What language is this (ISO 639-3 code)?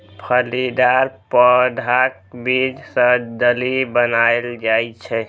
mai